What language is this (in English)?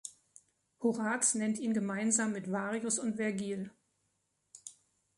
German